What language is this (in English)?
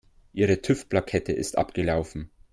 German